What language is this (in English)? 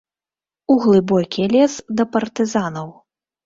Belarusian